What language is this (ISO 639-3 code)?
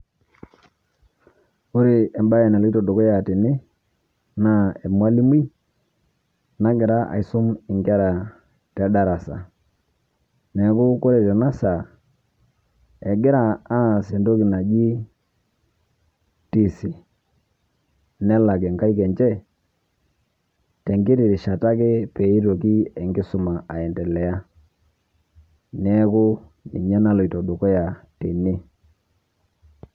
mas